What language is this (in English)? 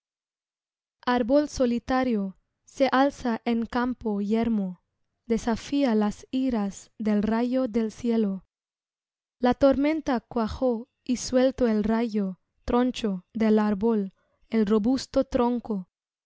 Spanish